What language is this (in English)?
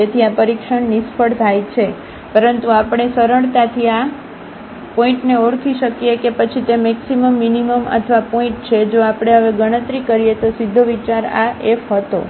Gujarati